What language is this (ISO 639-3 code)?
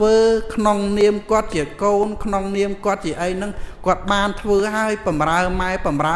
vie